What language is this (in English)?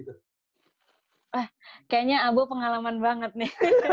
Indonesian